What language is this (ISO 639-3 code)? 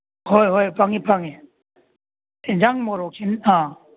mni